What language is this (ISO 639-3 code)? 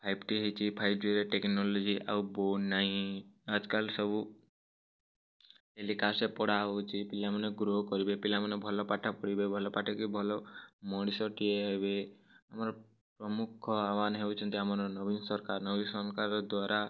ori